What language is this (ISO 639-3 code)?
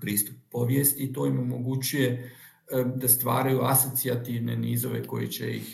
hrv